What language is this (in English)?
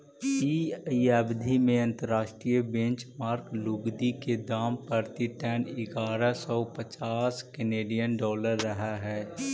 Magahi